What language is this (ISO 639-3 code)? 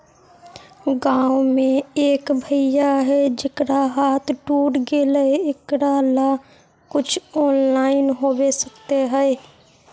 mag